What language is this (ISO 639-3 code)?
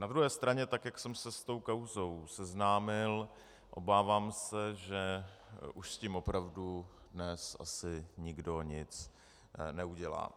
ces